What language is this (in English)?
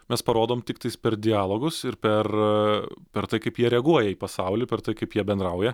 Lithuanian